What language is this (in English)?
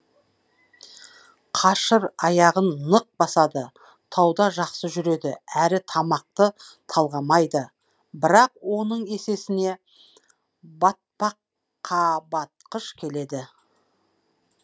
Kazakh